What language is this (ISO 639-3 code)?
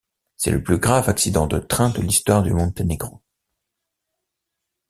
fra